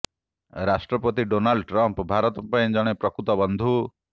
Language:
Odia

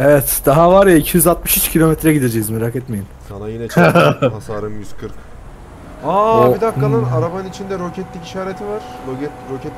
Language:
Turkish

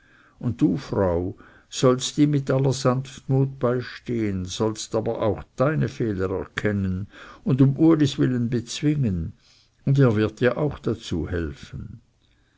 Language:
German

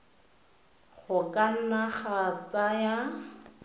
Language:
Tswana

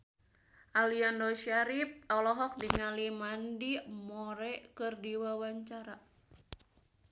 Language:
Sundanese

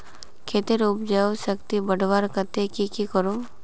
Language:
Magahi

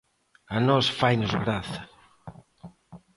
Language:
Galician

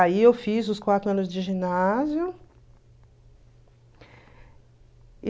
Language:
Portuguese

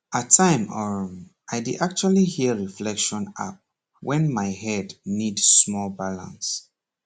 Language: Nigerian Pidgin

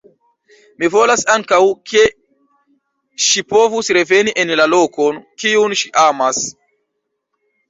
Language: Esperanto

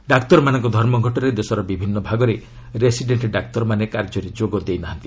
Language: Odia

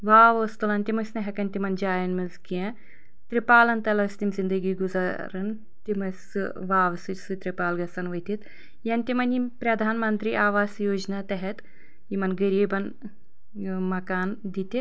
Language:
Kashmiri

